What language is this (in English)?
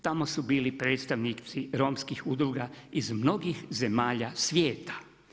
Croatian